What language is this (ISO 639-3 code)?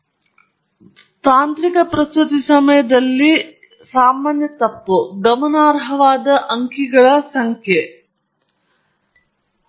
kan